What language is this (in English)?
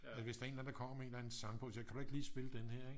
Danish